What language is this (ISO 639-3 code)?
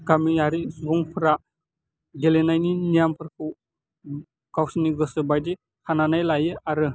brx